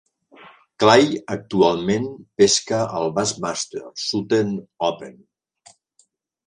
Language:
Catalan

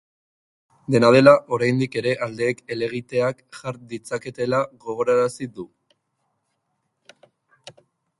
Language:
Basque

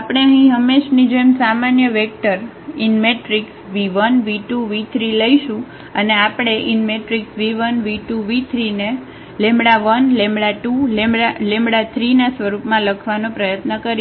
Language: Gujarati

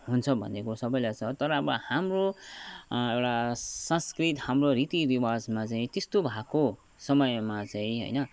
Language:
Nepali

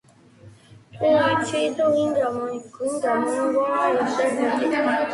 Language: Georgian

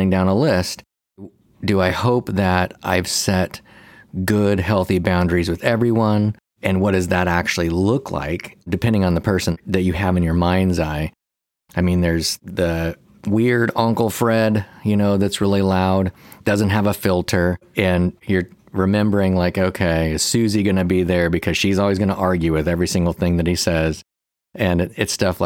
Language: English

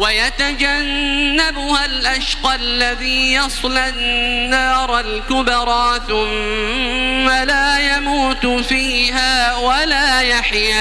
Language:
Arabic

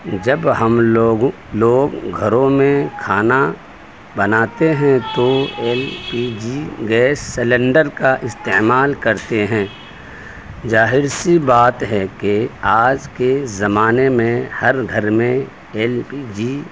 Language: Urdu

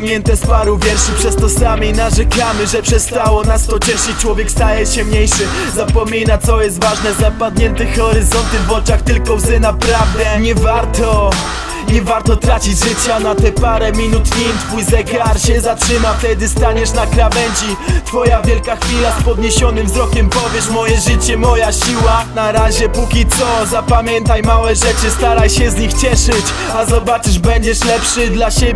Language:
Polish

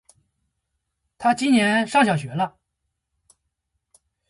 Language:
Chinese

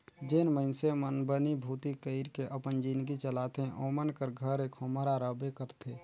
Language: Chhattisgarhi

